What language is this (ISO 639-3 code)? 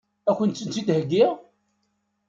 kab